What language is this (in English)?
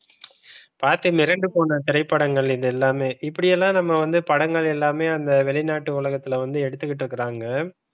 Tamil